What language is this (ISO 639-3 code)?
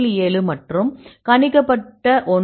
tam